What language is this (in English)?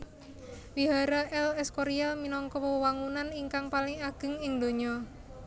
Javanese